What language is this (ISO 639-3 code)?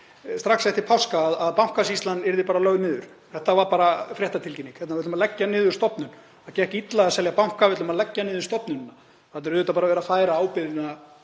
isl